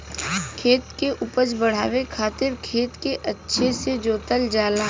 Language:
Bhojpuri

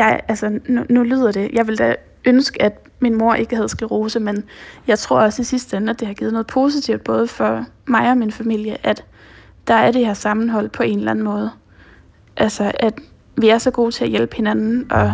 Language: Danish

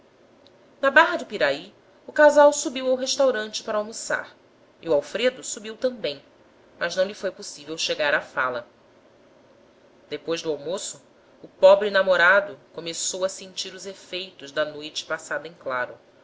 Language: Portuguese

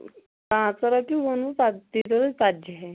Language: Kashmiri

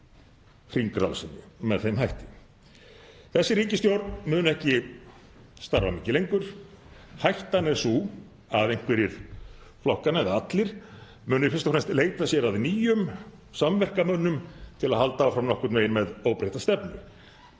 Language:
Icelandic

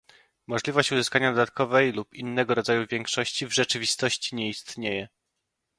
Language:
Polish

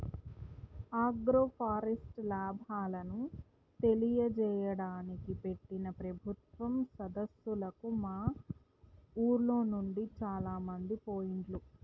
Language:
Telugu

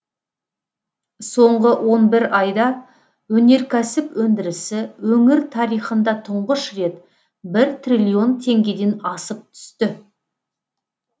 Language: Kazakh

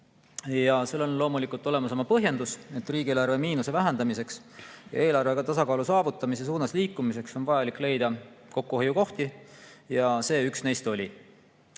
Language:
Estonian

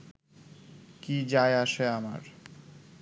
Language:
Bangla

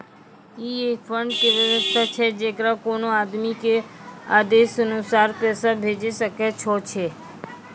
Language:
Maithili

